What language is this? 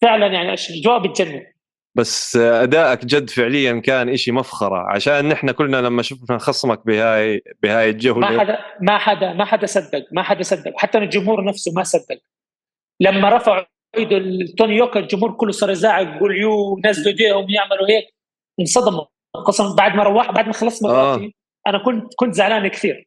Arabic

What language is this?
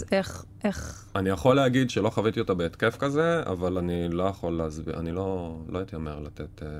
Hebrew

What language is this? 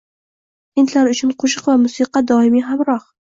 Uzbek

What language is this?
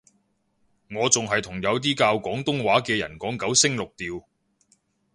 Cantonese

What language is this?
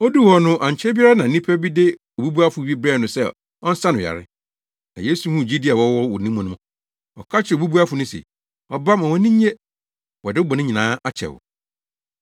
Akan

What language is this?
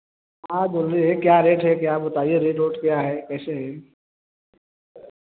Hindi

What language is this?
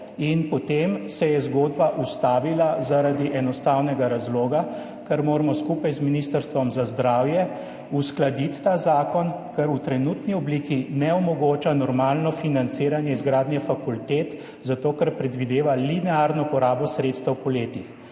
Slovenian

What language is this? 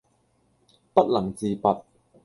Cantonese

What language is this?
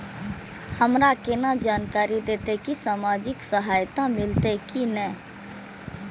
Maithili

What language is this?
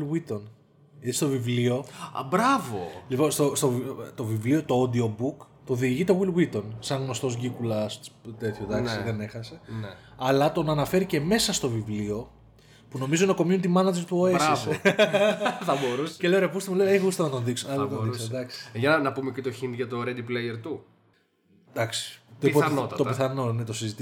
Greek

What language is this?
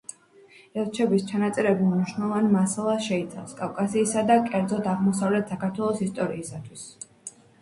Georgian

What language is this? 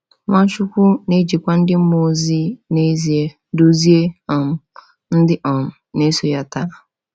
Igbo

